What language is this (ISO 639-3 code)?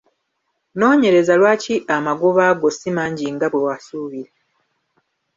lug